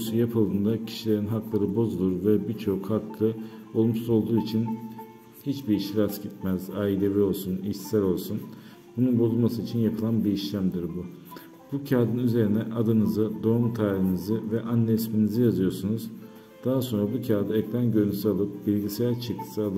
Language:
Turkish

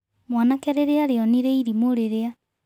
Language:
Kikuyu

